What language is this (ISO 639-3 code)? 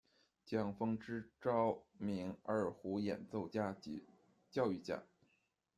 zho